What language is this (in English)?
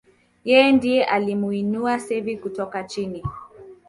Swahili